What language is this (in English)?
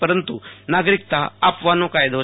Gujarati